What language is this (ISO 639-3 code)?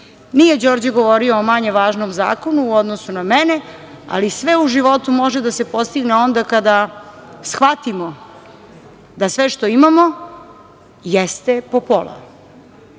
srp